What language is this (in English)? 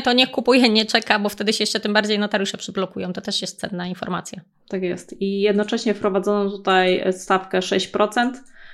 Polish